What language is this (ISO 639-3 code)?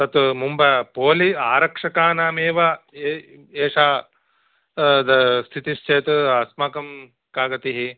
san